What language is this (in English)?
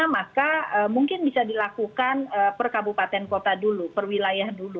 Indonesian